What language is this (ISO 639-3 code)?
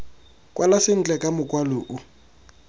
tsn